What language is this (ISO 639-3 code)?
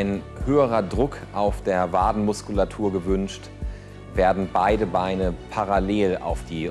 deu